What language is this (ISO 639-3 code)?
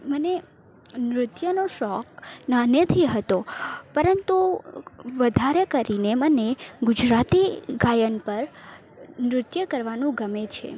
guj